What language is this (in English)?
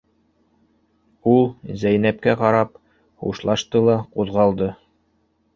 Bashkir